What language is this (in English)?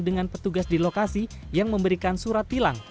Indonesian